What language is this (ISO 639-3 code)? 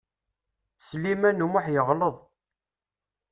kab